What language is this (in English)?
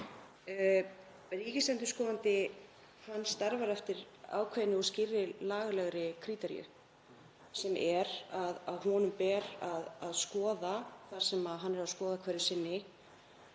Icelandic